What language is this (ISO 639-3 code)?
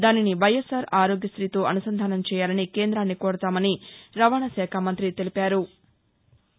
tel